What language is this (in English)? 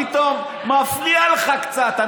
Hebrew